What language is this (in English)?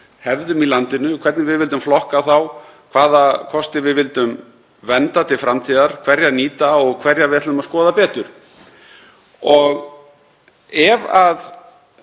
Icelandic